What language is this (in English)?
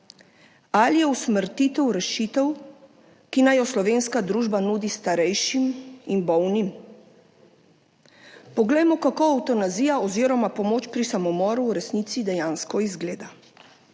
Slovenian